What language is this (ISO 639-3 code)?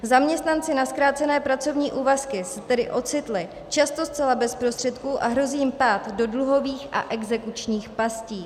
ces